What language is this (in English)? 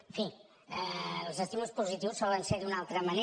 Catalan